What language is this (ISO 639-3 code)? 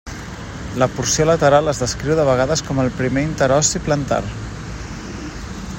cat